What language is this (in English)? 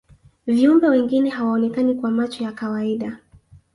Swahili